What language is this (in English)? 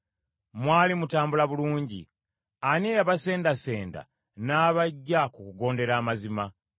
Ganda